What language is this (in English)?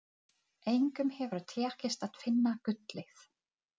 Icelandic